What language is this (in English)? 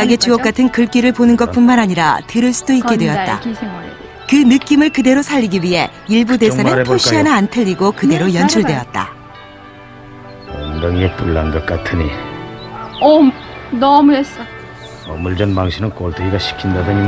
Korean